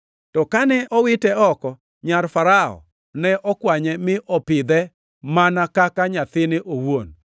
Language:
Luo (Kenya and Tanzania)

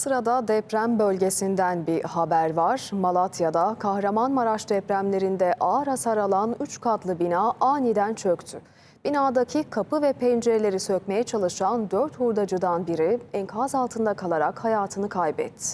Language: Turkish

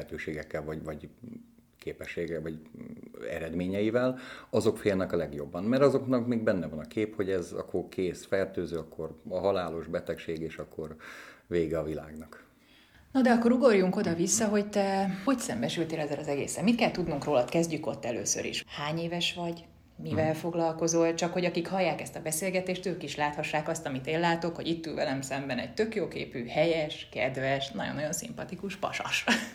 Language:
Hungarian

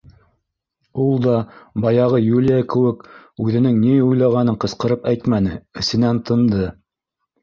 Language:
Bashkir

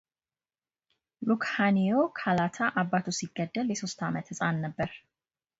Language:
Amharic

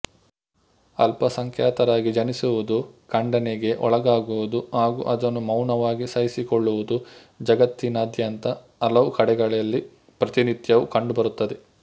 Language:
Kannada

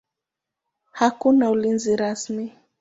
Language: Swahili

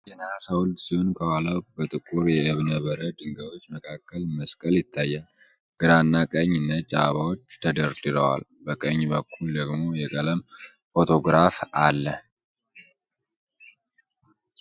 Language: Amharic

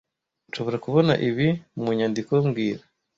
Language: Kinyarwanda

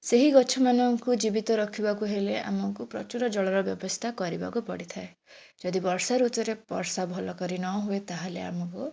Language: Odia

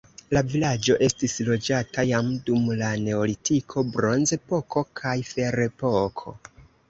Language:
Esperanto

